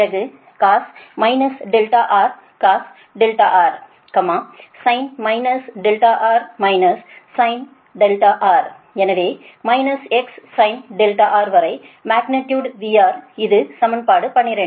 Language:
Tamil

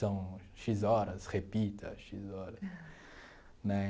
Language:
Portuguese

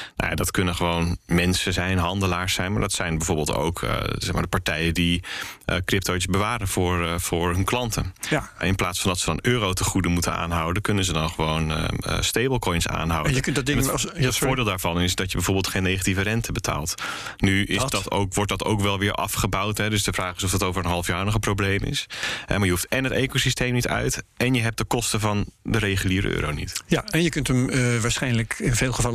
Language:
Dutch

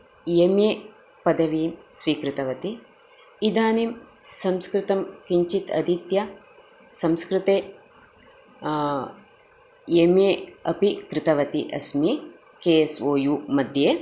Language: Sanskrit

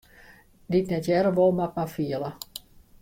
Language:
Western Frisian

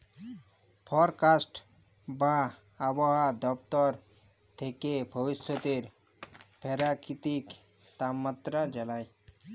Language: Bangla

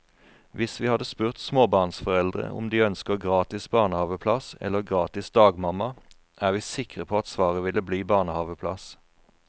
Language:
Norwegian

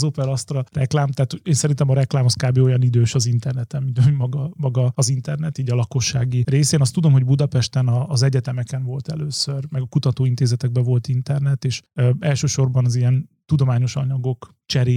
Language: Hungarian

